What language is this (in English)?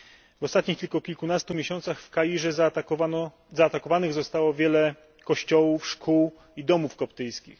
Polish